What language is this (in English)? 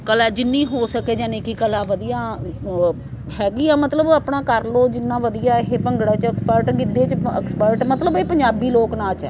Punjabi